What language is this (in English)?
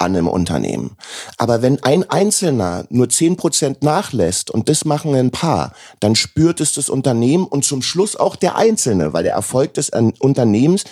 German